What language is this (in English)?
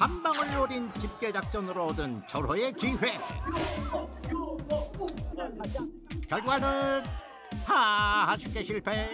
Korean